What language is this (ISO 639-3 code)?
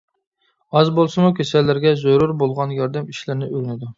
uig